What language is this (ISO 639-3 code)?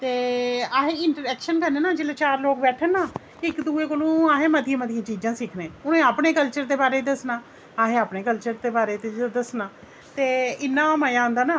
doi